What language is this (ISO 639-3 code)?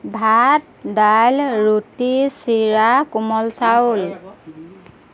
asm